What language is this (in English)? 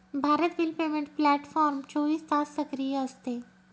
Marathi